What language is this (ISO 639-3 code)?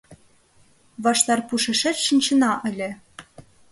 chm